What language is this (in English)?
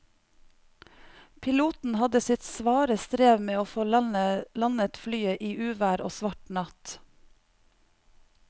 Norwegian